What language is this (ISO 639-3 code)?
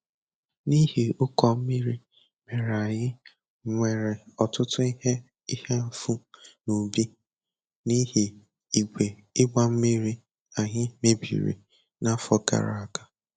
ibo